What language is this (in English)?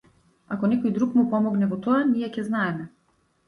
Macedonian